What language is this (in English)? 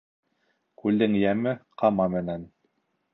Bashkir